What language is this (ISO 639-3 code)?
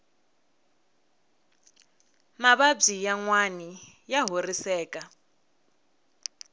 tso